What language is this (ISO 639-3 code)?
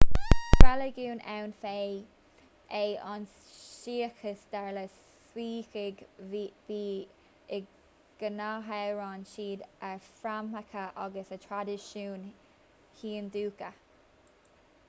gle